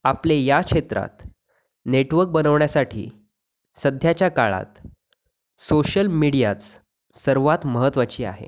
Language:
Marathi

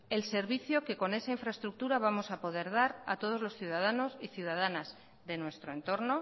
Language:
Spanish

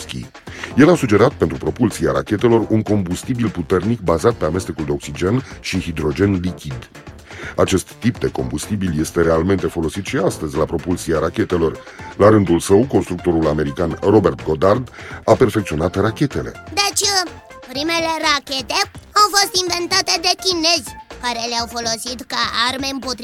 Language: Romanian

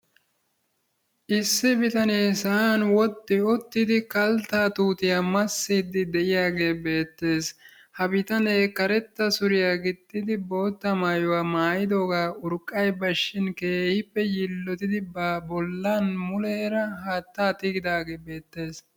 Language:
Wolaytta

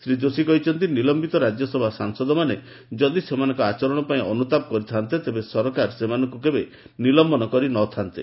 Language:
Odia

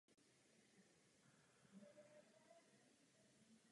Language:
Czech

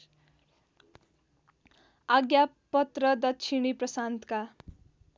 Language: Nepali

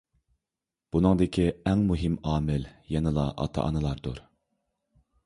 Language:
Uyghur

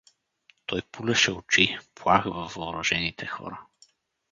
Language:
Bulgarian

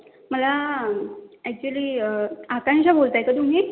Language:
Marathi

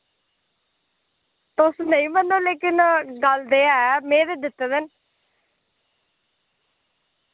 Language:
Dogri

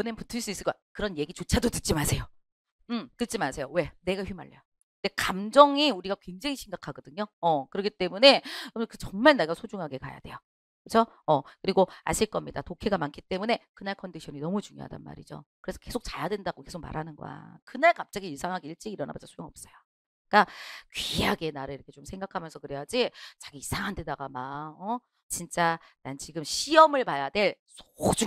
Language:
Korean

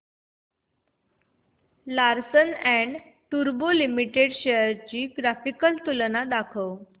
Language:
Marathi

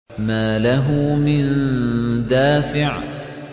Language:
Arabic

